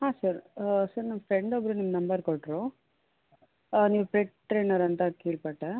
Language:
Kannada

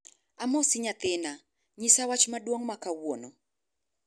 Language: Luo (Kenya and Tanzania)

